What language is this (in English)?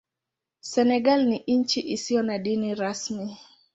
Swahili